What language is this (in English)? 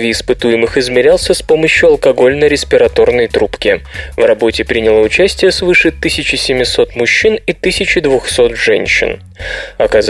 Russian